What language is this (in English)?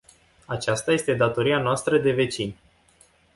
Romanian